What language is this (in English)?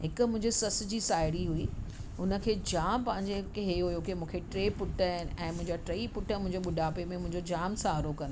Sindhi